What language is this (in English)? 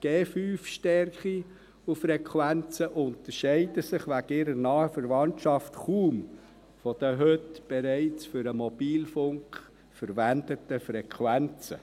Swiss German